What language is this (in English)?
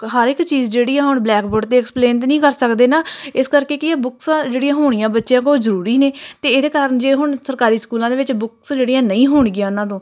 Punjabi